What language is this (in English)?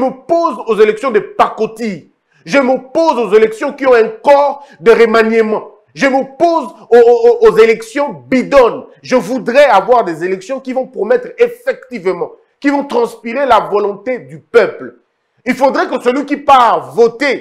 French